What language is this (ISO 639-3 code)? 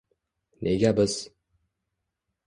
uzb